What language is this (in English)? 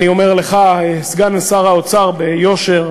Hebrew